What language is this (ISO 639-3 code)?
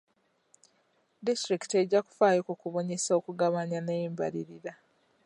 lug